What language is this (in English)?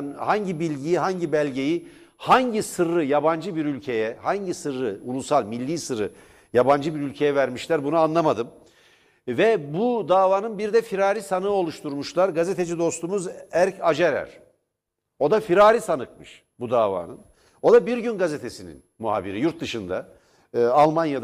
Turkish